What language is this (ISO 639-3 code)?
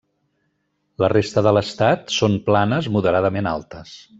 cat